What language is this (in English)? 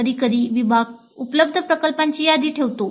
Marathi